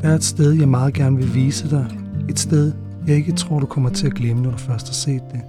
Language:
Danish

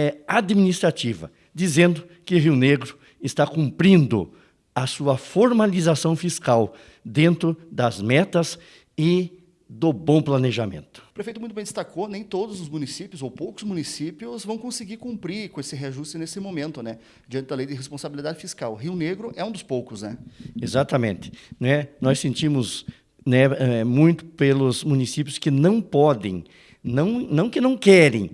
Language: Portuguese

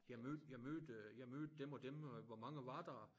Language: Danish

